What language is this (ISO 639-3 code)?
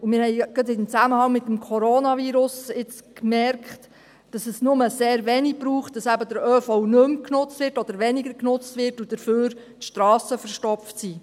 gsw